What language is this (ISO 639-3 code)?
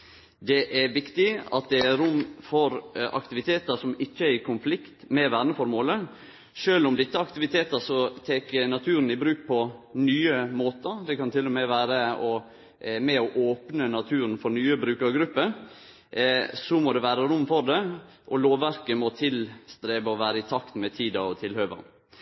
nno